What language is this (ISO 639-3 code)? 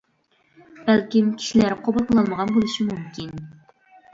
uig